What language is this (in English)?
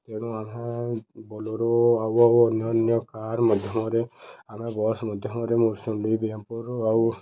Odia